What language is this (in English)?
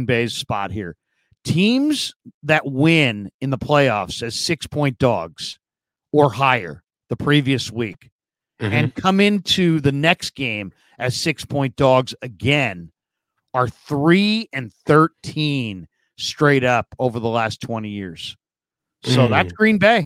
English